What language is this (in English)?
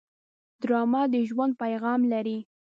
Pashto